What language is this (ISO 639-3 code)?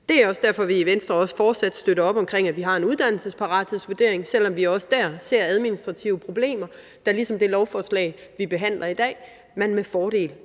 dan